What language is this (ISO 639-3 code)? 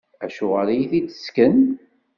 kab